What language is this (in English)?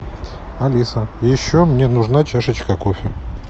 Russian